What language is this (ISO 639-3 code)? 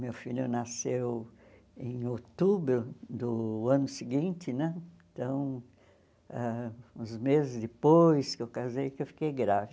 por